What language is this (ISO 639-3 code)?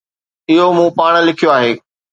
snd